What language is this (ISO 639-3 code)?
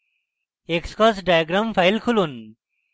ben